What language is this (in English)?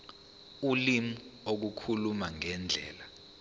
Zulu